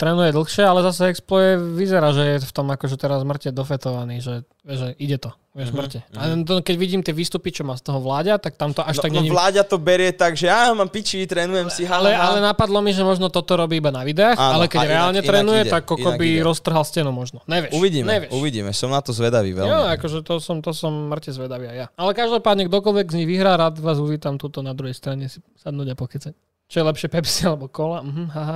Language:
Slovak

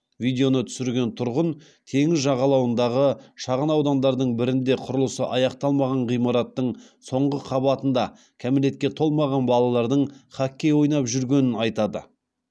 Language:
Kazakh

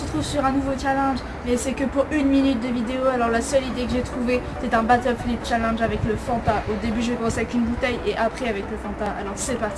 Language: French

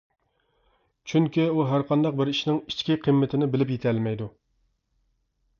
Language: Uyghur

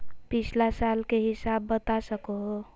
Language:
Magahi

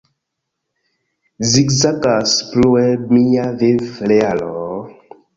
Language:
Esperanto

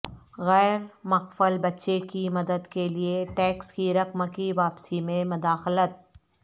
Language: Urdu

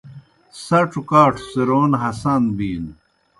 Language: Kohistani Shina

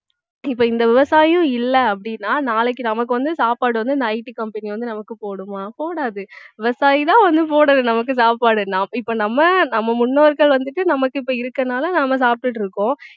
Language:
Tamil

